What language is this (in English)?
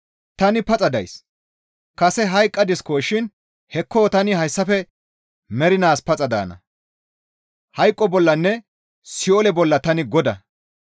Gamo